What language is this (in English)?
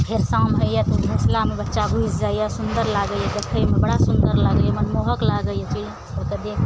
Maithili